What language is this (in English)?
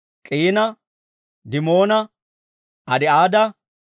Dawro